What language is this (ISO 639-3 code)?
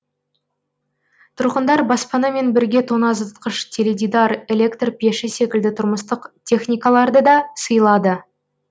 kaz